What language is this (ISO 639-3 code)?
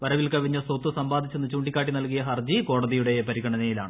mal